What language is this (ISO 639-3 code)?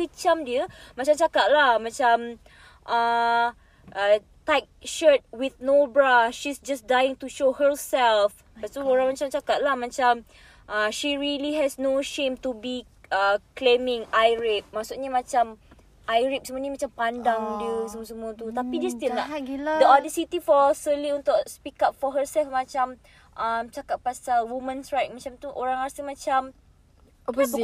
msa